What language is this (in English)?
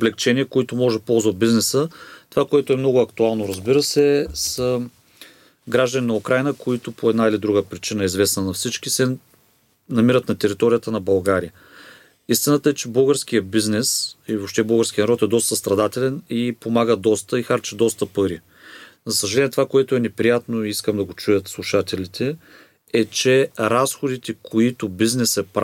Bulgarian